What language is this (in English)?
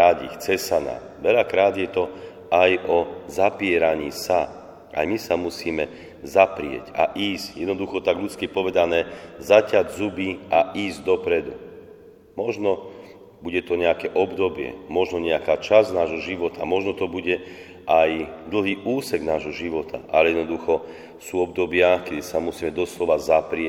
Slovak